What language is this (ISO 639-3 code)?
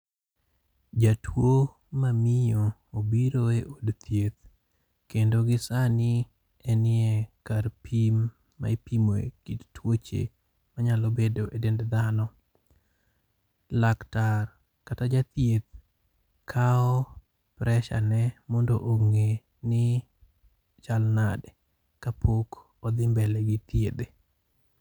luo